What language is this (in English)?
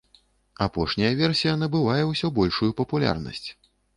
Belarusian